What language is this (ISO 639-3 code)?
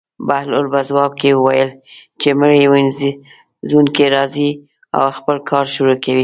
pus